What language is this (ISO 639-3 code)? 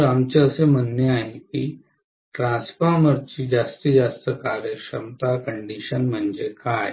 mar